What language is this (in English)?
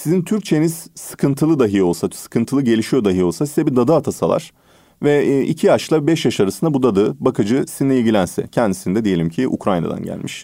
Turkish